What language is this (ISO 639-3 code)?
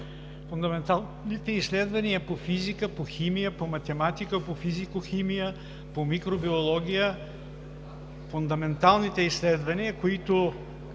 bul